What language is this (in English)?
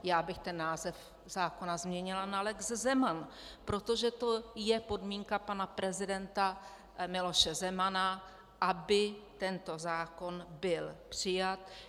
Czech